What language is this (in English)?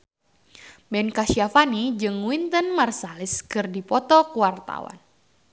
Sundanese